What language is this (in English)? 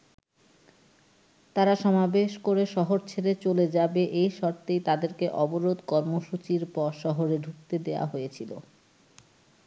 Bangla